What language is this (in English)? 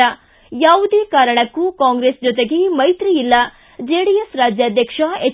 Kannada